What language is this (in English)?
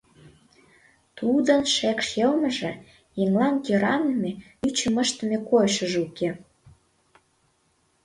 Mari